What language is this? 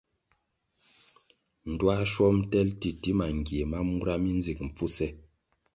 Kwasio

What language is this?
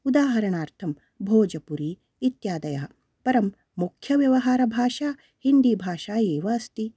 Sanskrit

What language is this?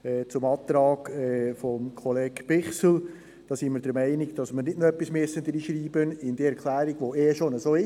Swiss German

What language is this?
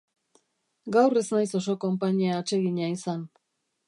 Basque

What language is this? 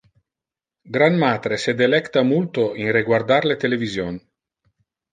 Interlingua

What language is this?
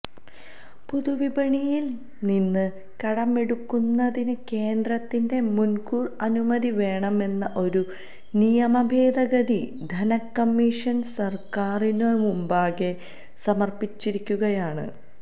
Malayalam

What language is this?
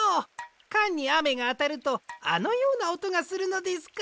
Japanese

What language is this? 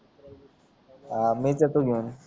Marathi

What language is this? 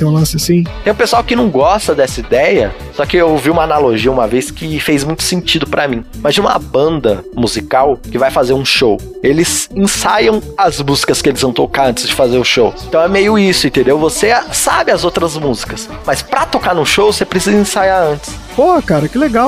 Portuguese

